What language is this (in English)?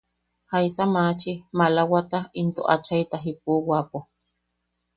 Yaqui